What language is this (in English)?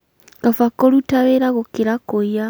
Kikuyu